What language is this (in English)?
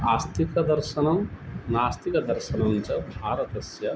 Sanskrit